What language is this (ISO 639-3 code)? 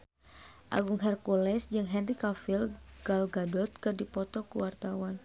sun